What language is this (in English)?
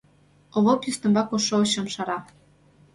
Mari